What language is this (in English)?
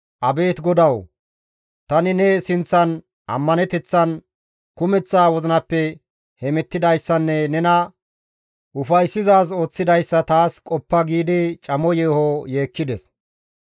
Gamo